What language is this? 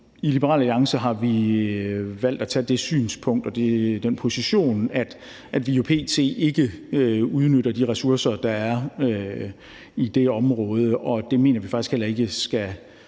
Danish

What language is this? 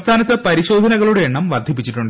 Malayalam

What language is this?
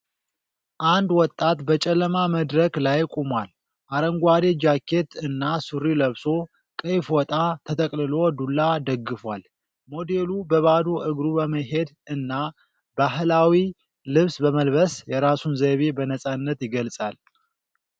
Amharic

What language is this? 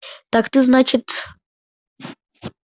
Russian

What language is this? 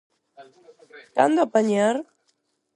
Galician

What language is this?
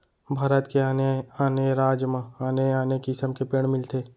Chhattisgarhi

